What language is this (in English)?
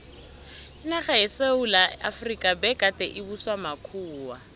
South Ndebele